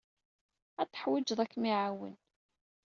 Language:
Kabyle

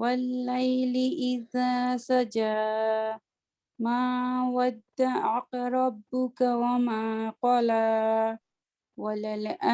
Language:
Indonesian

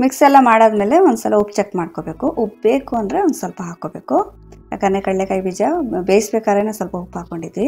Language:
Kannada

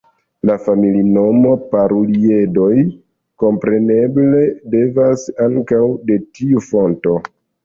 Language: Esperanto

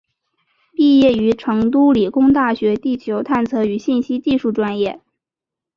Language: Chinese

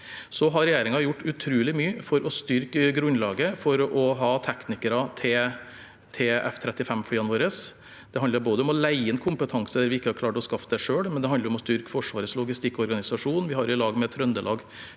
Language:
Norwegian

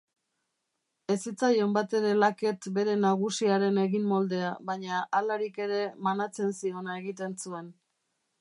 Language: Basque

